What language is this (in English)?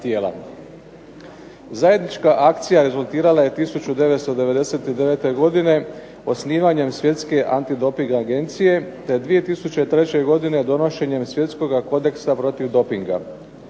Croatian